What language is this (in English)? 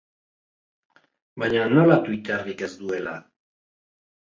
Basque